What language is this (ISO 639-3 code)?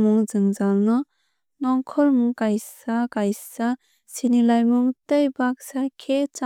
trp